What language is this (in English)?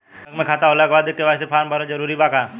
Bhojpuri